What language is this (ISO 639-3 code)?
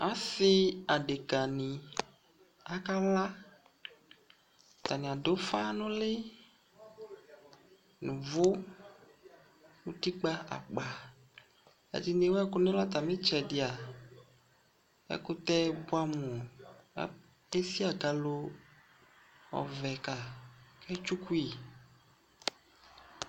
kpo